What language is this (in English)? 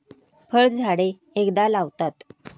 Marathi